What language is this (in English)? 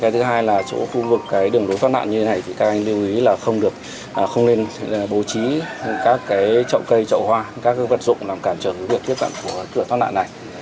Vietnamese